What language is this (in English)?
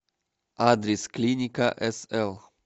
Russian